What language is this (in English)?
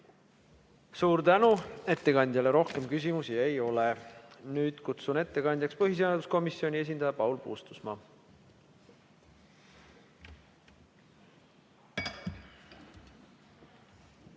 Estonian